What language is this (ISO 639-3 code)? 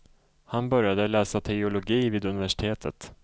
swe